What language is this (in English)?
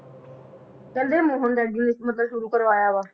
Punjabi